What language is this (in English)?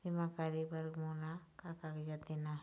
Chhattisgarhi